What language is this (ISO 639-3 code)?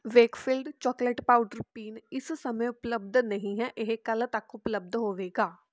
pan